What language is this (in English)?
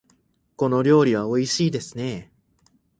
Japanese